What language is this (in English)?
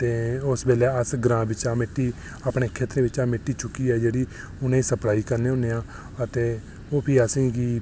Dogri